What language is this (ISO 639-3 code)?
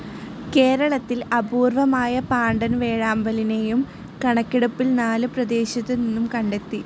mal